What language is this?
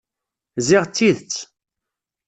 Kabyle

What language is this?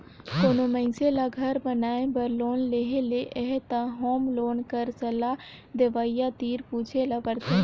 Chhattisgarhi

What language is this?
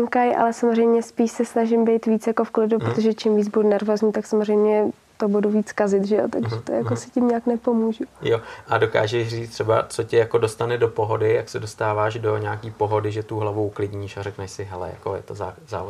Czech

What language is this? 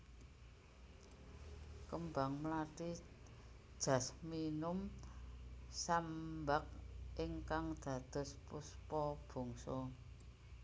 Javanese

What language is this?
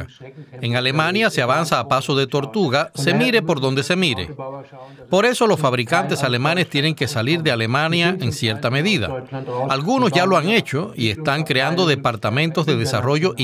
Spanish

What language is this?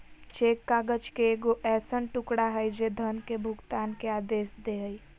Magahi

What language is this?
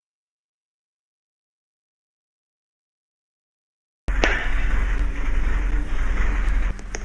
Russian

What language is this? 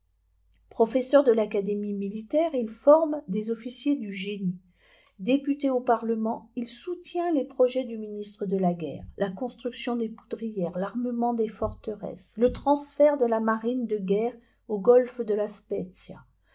French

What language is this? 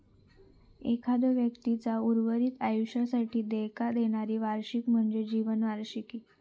Marathi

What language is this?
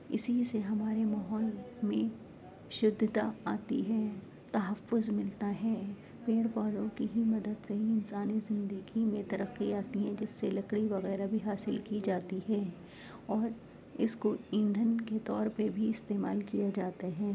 Urdu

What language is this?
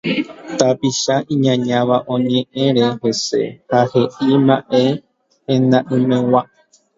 Guarani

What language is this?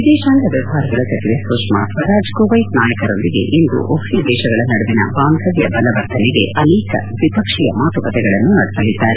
Kannada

